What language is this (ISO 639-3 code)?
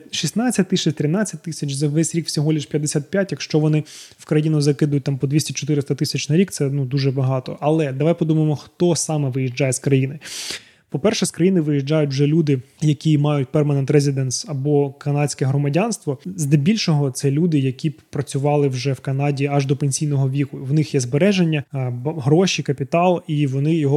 ukr